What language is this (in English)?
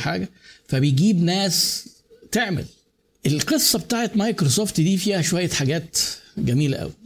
Arabic